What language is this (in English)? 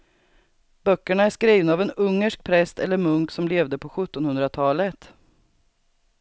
Swedish